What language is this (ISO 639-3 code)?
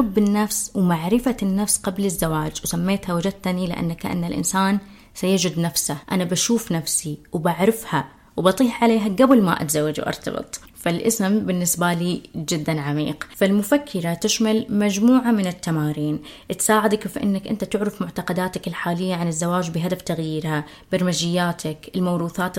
ara